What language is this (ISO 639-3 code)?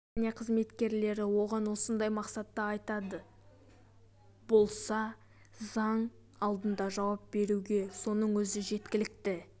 kaz